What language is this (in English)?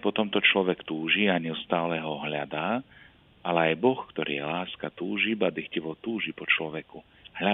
Slovak